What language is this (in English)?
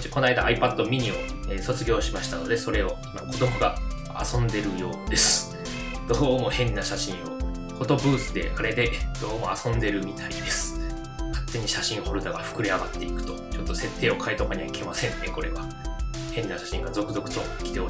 Japanese